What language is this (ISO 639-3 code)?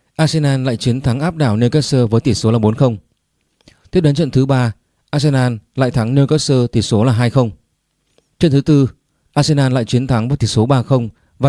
vie